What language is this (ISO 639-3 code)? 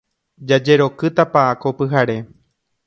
grn